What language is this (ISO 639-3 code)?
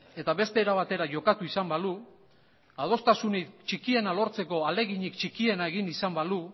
eus